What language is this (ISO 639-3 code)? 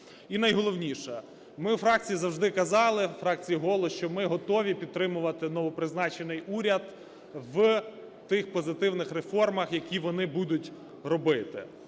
ukr